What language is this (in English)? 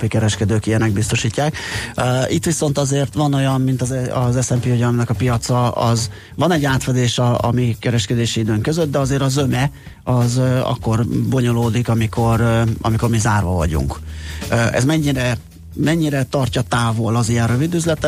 Hungarian